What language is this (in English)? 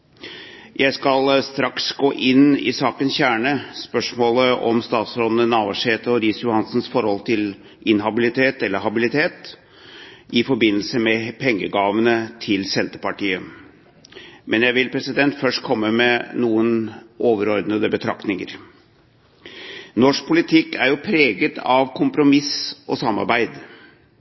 Norwegian Bokmål